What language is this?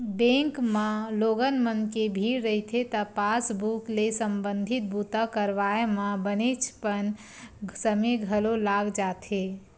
Chhattisgarhi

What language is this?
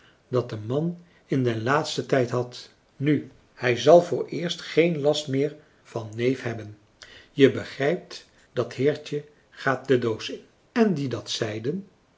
Dutch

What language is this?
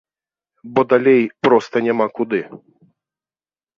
Belarusian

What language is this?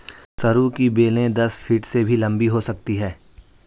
Hindi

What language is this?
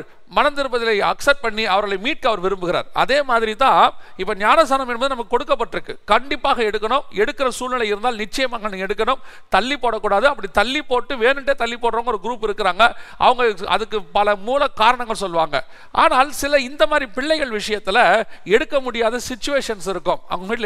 Tamil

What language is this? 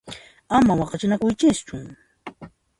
Puno Quechua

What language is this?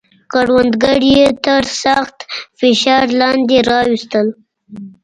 Pashto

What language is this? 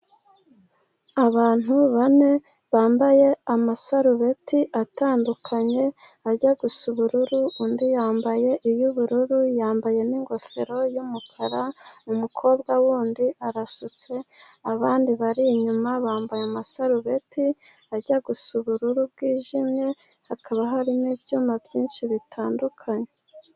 Kinyarwanda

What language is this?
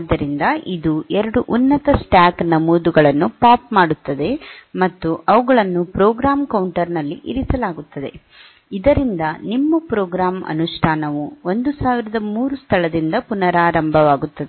Kannada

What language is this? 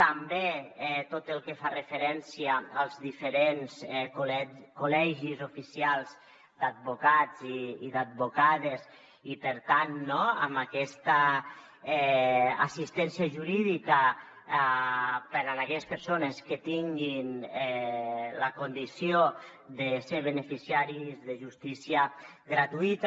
Catalan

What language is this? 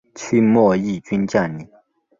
Chinese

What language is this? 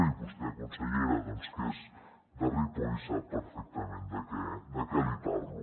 Catalan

